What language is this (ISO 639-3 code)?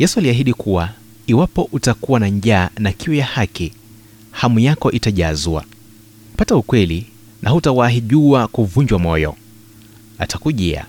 swa